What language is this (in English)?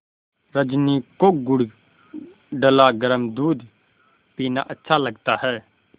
Hindi